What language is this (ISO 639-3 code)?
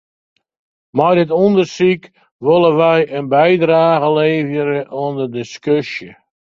fry